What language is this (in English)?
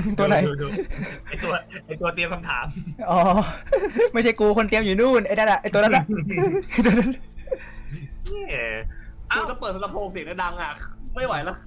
Thai